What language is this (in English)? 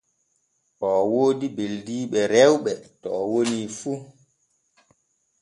Borgu Fulfulde